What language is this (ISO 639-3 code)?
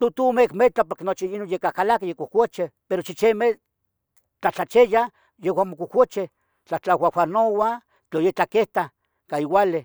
nhg